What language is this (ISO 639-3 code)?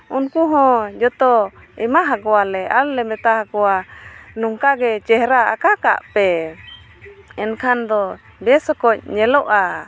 sat